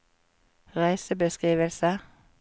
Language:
Norwegian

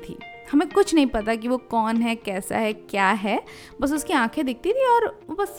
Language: Hindi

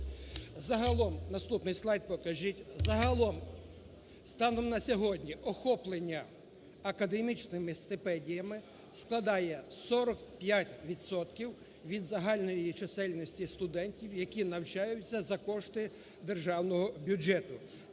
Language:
Ukrainian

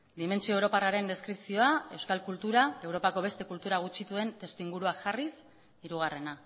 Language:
Basque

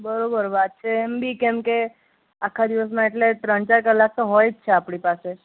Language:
Gujarati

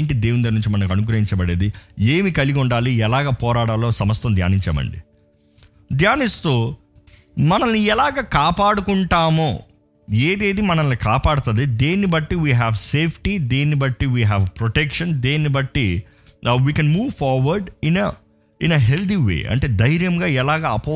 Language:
Telugu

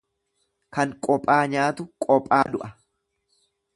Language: Oromo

